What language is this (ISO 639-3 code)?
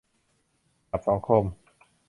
tha